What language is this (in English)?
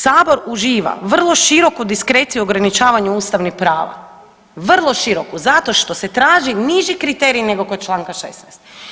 Croatian